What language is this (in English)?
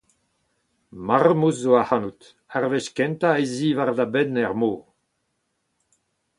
Breton